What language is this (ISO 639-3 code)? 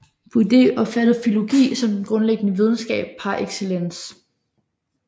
dan